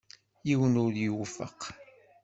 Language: Kabyle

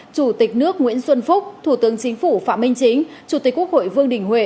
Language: Vietnamese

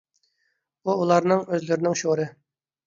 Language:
Uyghur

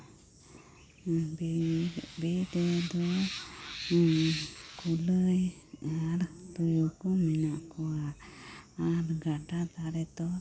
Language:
Santali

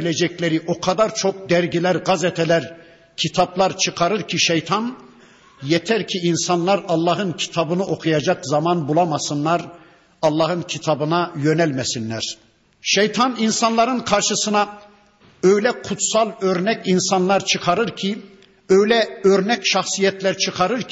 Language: Turkish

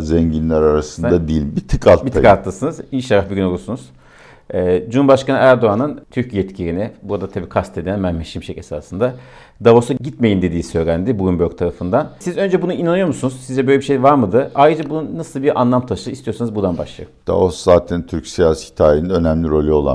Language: Turkish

